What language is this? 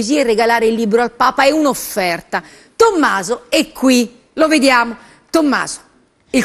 Italian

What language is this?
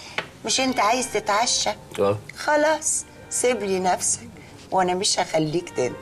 Arabic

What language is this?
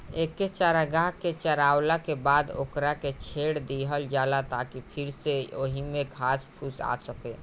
Bhojpuri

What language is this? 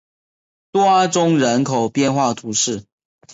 Chinese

